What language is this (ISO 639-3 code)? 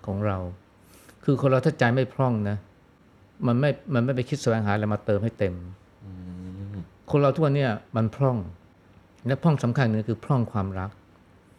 tha